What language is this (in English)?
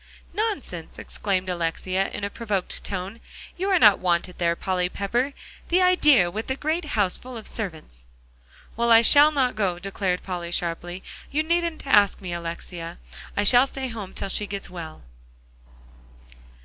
English